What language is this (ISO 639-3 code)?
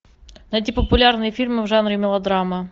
rus